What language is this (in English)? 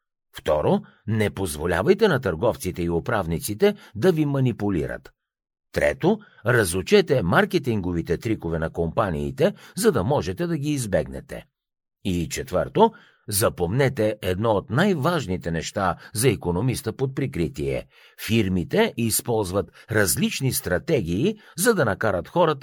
Bulgarian